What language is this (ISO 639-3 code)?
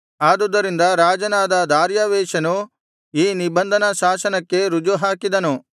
kan